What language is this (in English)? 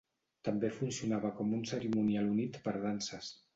Catalan